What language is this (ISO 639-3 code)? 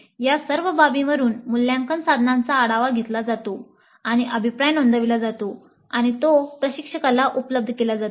mar